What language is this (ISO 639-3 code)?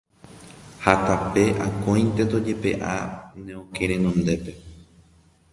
grn